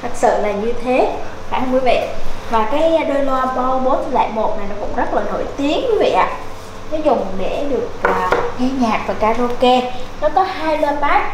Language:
Vietnamese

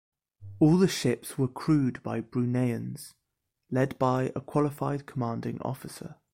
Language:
English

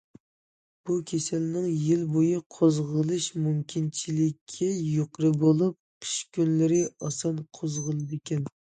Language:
Uyghur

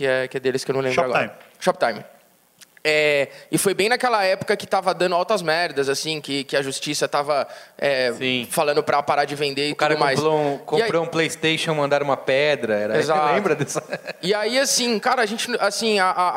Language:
Portuguese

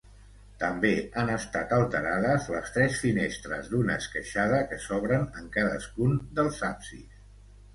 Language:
Catalan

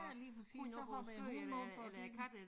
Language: Danish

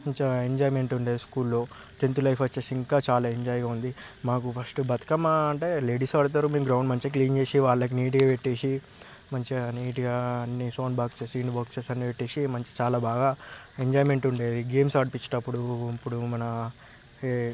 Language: Telugu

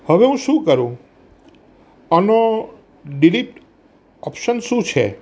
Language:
Gujarati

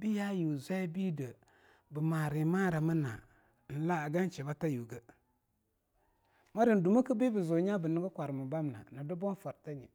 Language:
Longuda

